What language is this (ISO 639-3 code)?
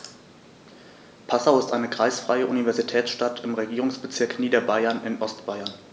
deu